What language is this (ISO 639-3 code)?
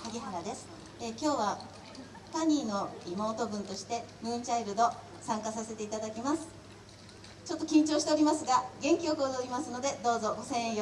jpn